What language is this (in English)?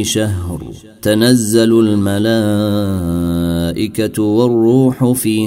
Arabic